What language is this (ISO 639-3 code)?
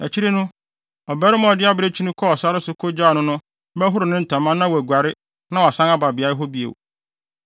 aka